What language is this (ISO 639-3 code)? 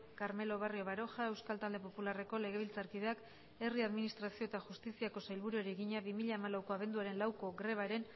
eus